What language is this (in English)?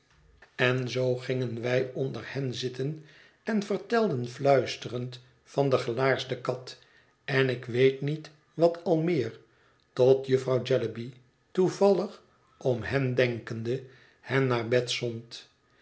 Dutch